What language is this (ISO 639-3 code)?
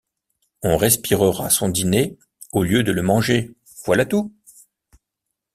fra